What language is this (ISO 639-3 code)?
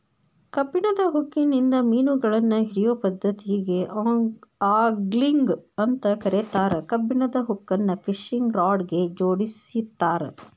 kan